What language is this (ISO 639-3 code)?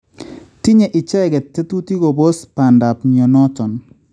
kln